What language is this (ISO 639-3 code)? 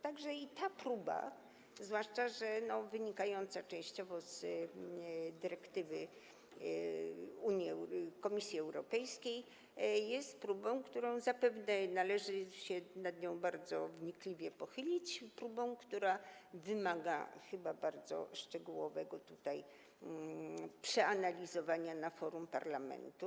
pol